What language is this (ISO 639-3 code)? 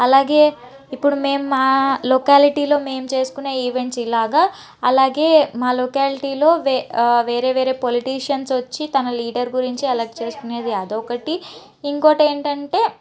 tel